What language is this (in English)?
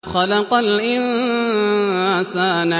Arabic